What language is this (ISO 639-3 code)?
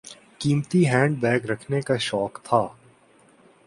urd